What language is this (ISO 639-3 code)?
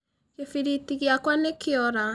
kik